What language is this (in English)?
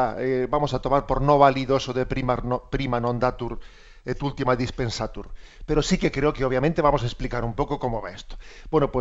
Spanish